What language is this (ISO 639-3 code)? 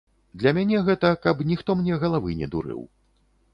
bel